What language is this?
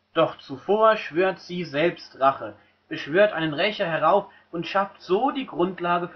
German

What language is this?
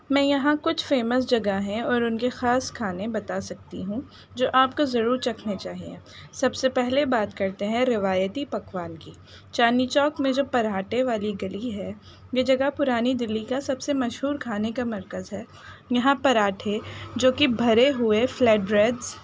Urdu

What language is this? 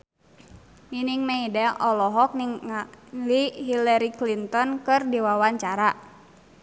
Sundanese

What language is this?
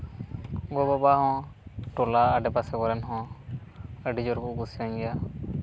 Santali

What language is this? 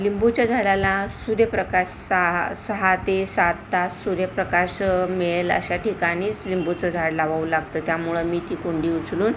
Marathi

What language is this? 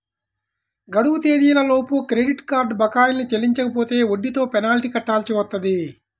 Telugu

